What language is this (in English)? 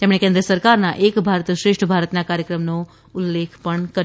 Gujarati